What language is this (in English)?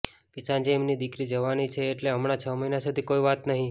Gujarati